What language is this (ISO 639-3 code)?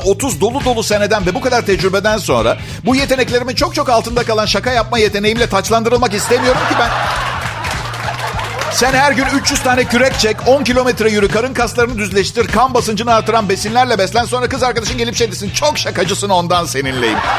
tur